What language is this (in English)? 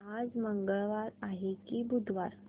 Marathi